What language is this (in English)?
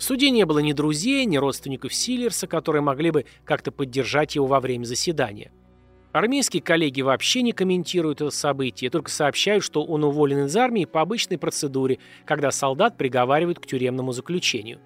Russian